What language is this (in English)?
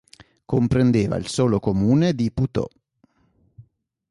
Italian